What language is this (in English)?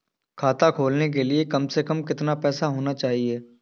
Hindi